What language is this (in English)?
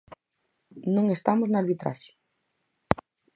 Galician